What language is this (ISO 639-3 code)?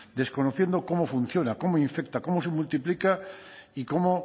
spa